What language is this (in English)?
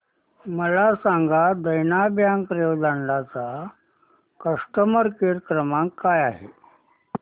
Marathi